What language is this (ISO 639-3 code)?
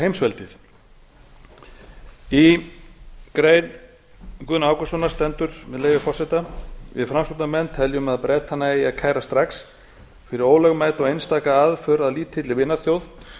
isl